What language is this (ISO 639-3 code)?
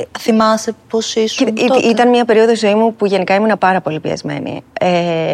ell